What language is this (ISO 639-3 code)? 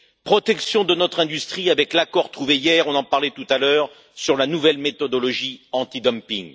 fra